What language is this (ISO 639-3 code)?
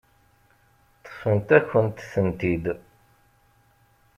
kab